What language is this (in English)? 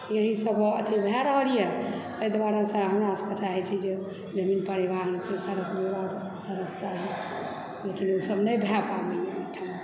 Maithili